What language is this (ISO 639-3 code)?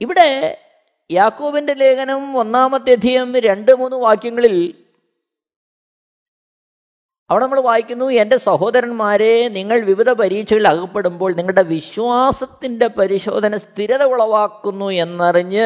mal